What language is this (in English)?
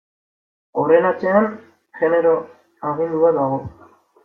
Basque